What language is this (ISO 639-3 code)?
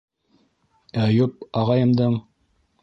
bak